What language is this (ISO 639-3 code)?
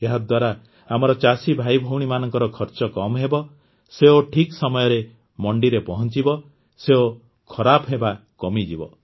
ori